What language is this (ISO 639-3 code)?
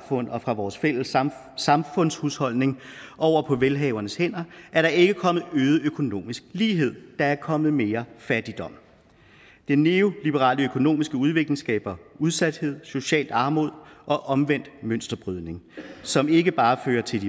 dan